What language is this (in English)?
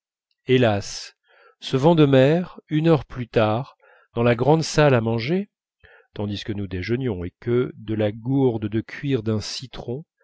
French